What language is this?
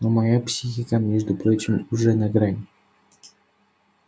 Russian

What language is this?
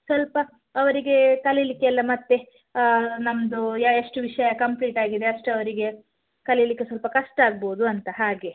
Kannada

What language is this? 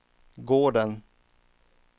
Swedish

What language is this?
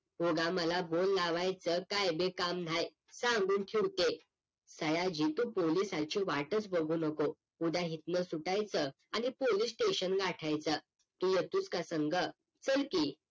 Marathi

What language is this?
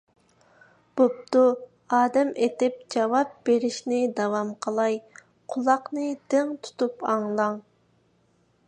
Uyghur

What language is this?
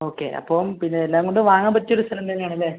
Malayalam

